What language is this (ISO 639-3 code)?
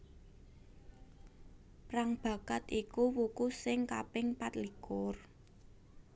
jav